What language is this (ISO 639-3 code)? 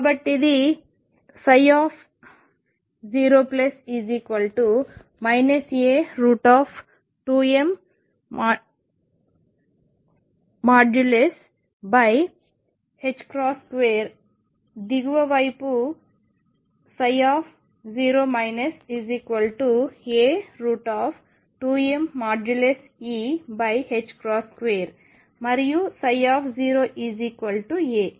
tel